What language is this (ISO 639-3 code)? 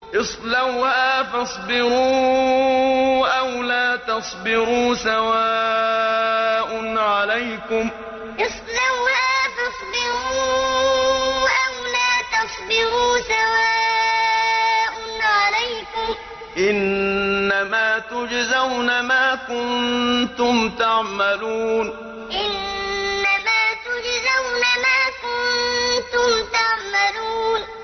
ara